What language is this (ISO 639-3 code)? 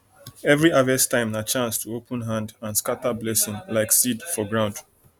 pcm